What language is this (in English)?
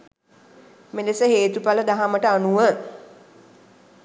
Sinhala